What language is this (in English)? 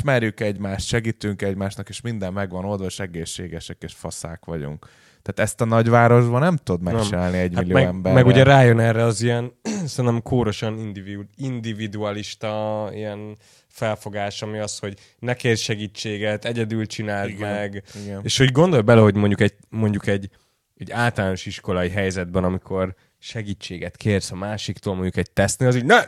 Hungarian